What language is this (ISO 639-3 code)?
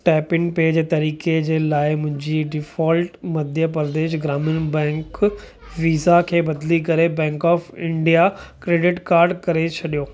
snd